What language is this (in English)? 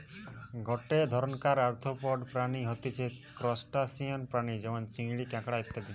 Bangla